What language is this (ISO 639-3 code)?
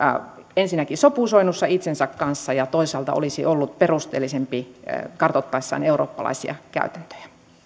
fin